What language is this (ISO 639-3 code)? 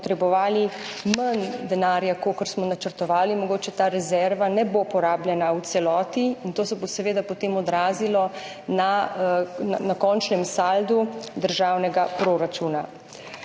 slv